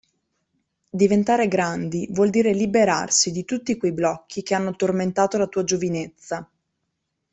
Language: Italian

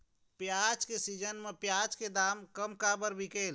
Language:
Chhattisgarhi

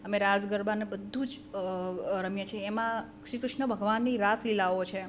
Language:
Gujarati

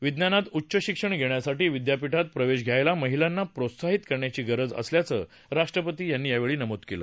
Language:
Marathi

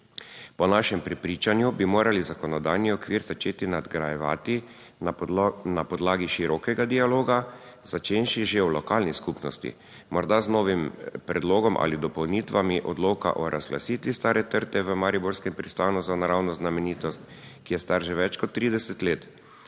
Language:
Slovenian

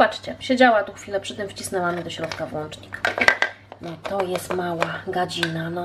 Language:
Polish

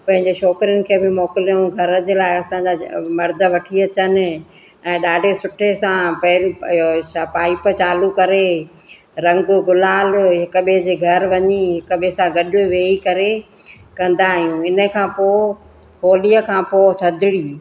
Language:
Sindhi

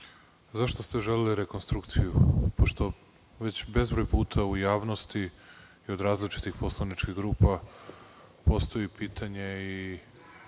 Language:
Serbian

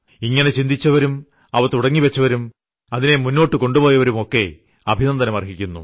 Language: Malayalam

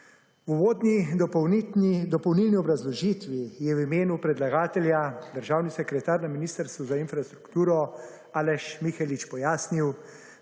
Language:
Slovenian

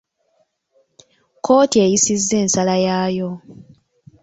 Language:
Ganda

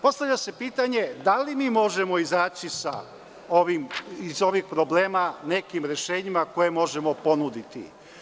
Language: Serbian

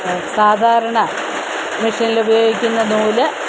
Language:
Malayalam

